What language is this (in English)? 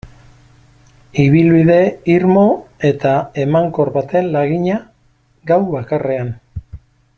Basque